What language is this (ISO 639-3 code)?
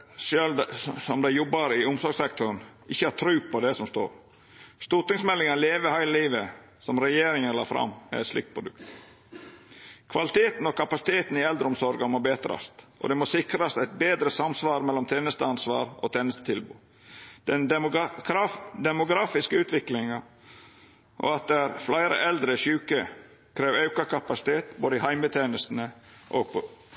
nno